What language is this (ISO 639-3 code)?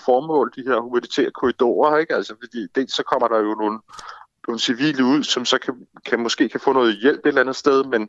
dan